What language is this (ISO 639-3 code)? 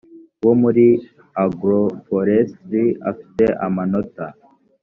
kin